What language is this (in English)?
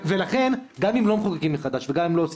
Hebrew